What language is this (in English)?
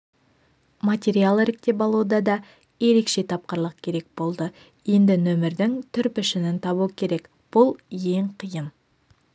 Kazakh